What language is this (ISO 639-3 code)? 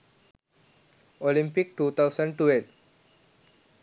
sin